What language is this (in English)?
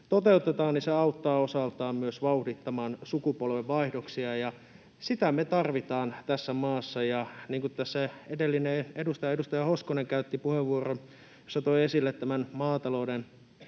Finnish